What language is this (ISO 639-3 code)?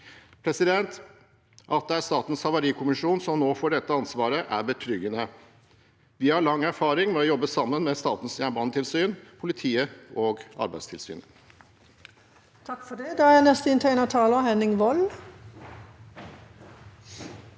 nor